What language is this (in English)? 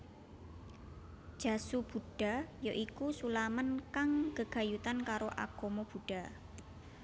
Javanese